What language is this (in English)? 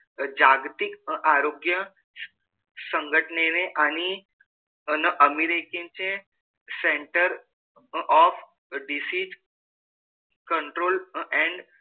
Marathi